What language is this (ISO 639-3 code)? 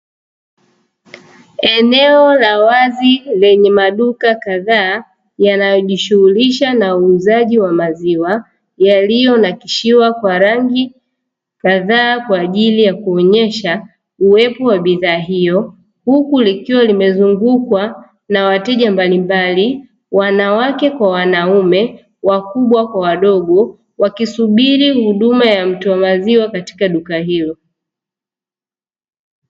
swa